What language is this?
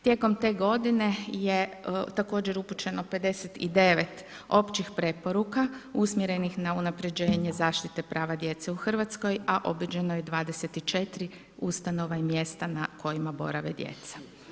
Croatian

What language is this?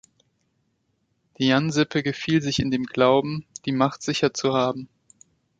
German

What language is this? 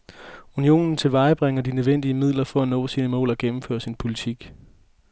Danish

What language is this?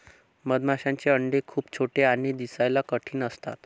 Marathi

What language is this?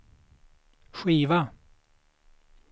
Swedish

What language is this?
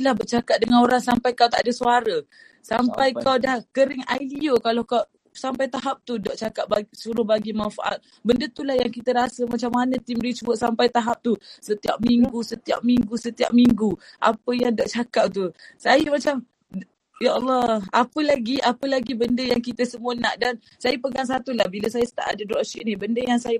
Malay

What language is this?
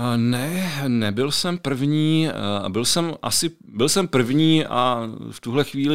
Czech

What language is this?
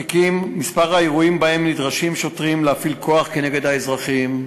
Hebrew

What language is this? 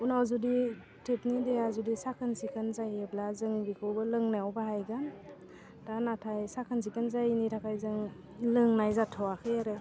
Bodo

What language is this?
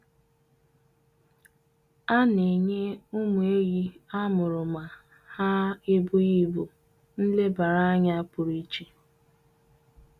Igbo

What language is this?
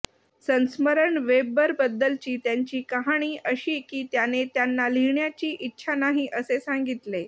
Marathi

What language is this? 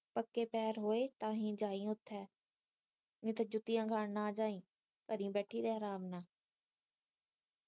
Punjabi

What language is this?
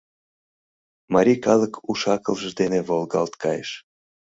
Mari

